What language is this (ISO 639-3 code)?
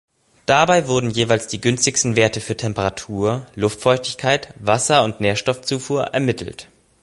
deu